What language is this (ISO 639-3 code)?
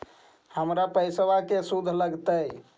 mag